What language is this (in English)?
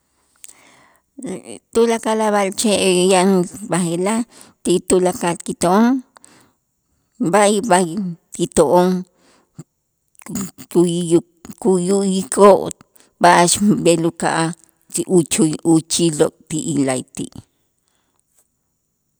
Itzá